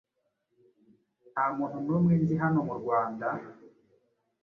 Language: Kinyarwanda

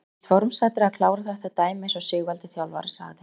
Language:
Icelandic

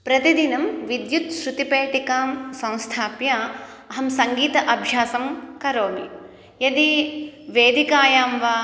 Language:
Sanskrit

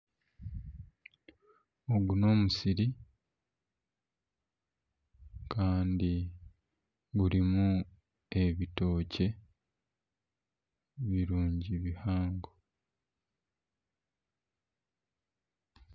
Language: Nyankole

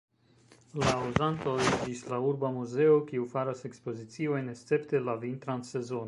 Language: Esperanto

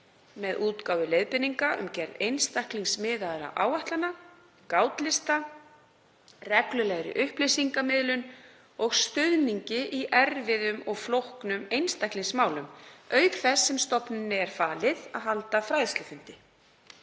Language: Icelandic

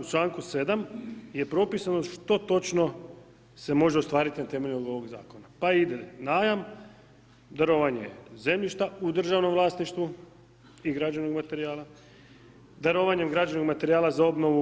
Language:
Croatian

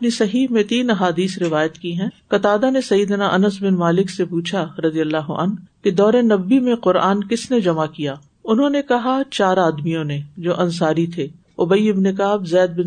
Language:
Urdu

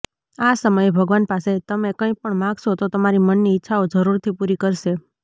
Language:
Gujarati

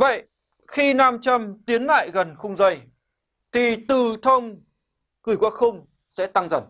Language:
Vietnamese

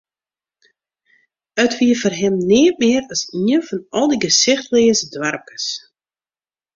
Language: Western Frisian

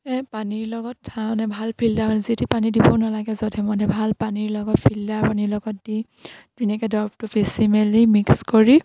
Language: Assamese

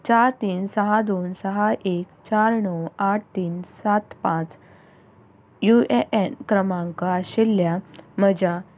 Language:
Konkani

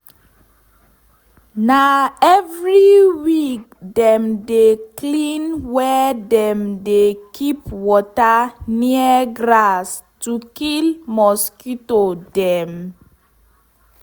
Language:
Nigerian Pidgin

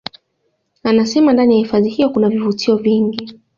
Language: Swahili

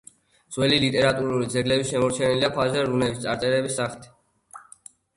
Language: Georgian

